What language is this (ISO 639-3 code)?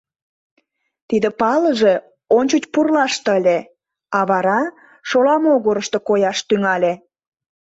chm